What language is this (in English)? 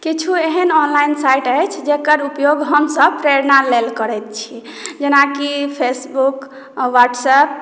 Maithili